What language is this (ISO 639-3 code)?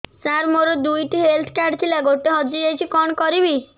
ori